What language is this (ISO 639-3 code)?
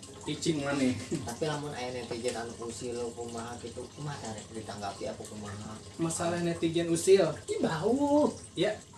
ind